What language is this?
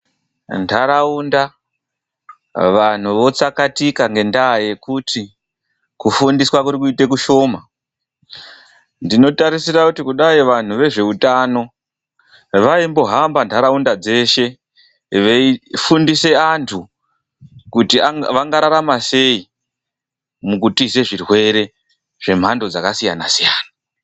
Ndau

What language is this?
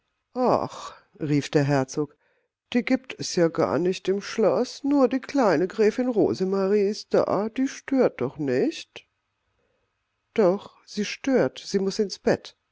German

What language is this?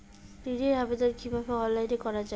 Bangla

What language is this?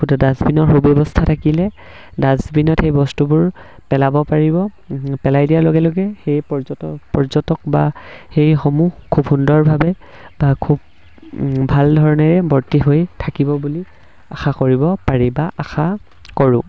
Assamese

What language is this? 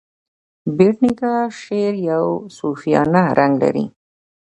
Pashto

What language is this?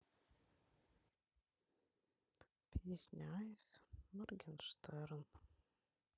Russian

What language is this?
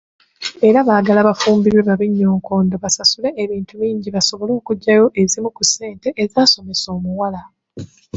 Ganda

